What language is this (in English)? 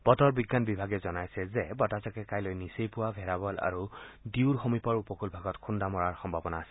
Assamese